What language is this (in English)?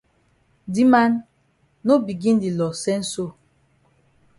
Cameroon Pidgin